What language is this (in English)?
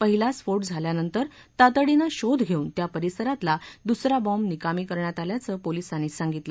Marathi